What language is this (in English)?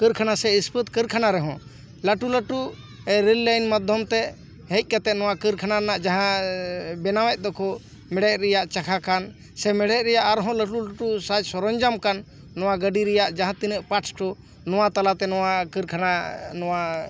Santali